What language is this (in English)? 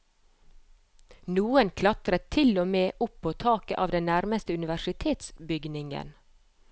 Norwegian